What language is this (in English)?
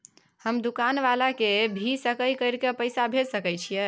Maithili